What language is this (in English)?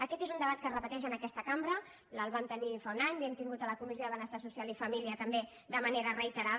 Catalan